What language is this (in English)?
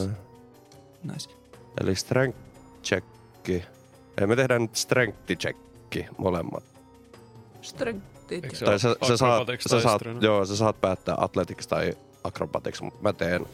Finnish